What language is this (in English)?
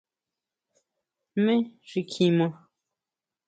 Huautla Mazatec